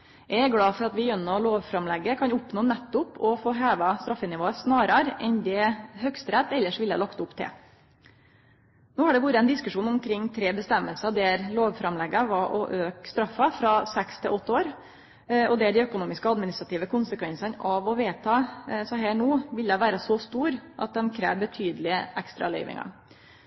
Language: Norwegian Nynorsk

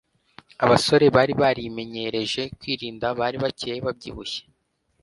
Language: Kinyarwanda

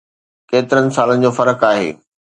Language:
Sindhi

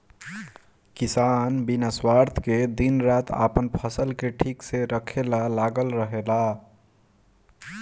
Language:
Bhojpuri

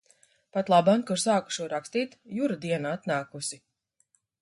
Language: Latvian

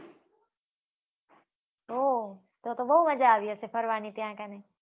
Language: Gujarati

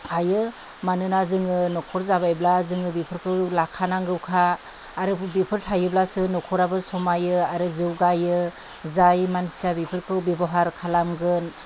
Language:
Bodo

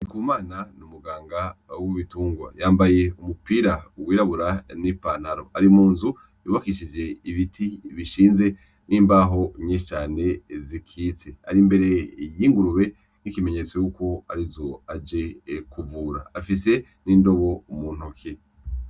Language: Rundi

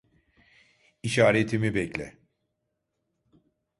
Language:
Turkish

